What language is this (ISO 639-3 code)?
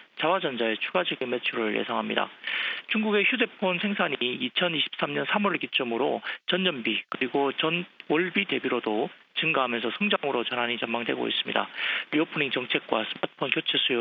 kor